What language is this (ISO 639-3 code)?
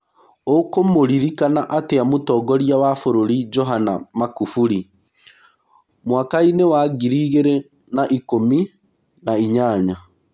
kik